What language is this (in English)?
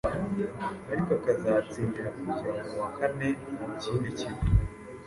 Kinyarwanda